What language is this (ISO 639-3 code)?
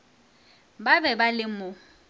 nso